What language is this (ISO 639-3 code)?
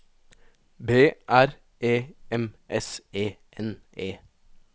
nor